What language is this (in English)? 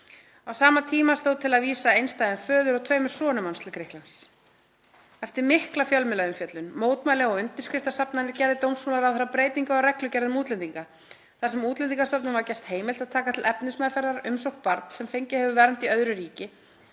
Icelandic